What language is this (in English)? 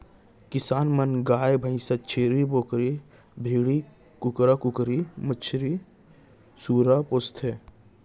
Chhattisgarhi